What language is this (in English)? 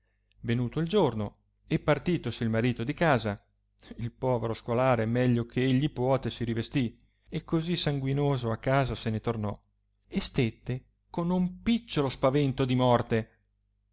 Italian